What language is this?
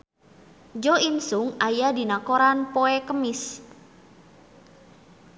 Sundanese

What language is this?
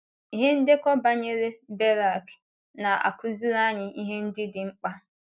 Igbo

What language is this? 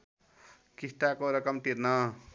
Nepali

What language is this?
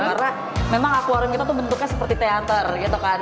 Indonesian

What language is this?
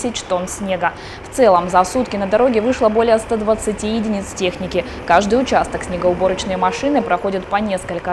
Russian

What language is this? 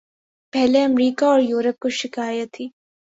Urdu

